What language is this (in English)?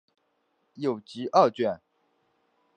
Chinese